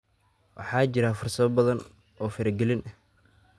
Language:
Somali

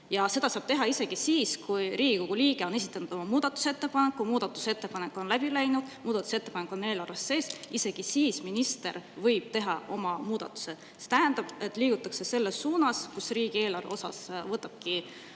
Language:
Estonian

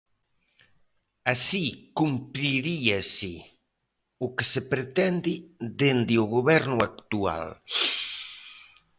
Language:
Galician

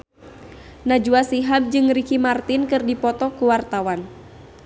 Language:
Sundanese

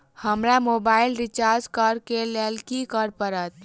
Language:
Maithili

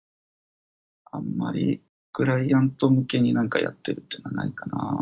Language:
Japanese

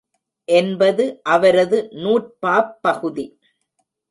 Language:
Tamil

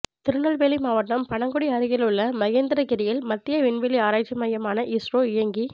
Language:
Tamil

